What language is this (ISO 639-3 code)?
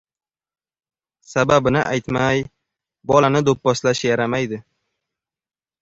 uzb